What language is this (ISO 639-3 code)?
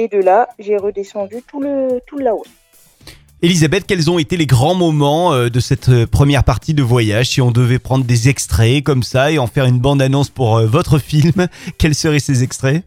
fra